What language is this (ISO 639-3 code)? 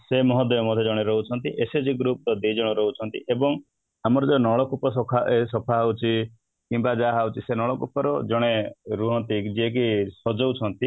ori